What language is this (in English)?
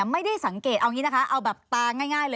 Thai